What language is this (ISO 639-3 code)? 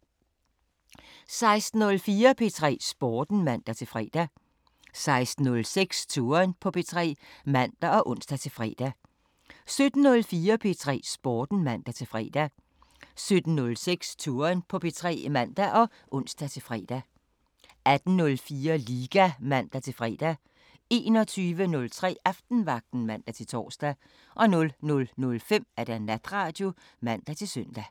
dan